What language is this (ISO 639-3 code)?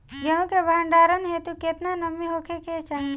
bho